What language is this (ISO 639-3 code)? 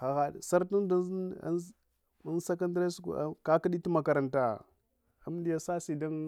hwo